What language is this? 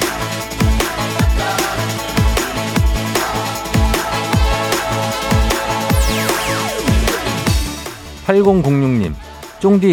Korean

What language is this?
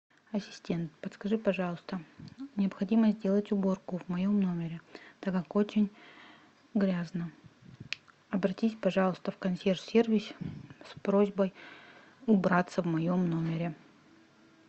Russian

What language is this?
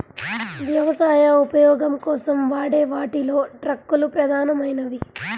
Telugu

